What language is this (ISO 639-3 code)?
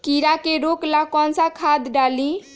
mag